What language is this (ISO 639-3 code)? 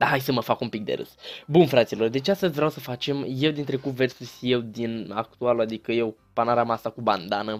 ron